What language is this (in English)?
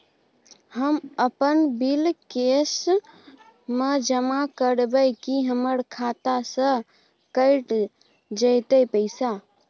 Maithili